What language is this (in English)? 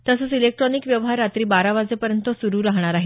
Marathi